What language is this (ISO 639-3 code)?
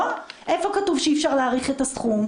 heb